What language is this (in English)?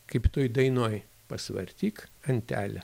Lithuanian